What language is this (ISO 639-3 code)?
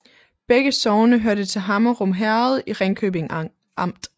dan